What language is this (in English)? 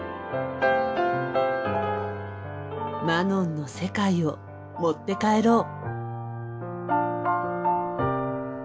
Japanese